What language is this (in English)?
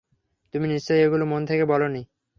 Bangla